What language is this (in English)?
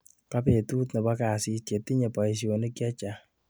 Kalenjin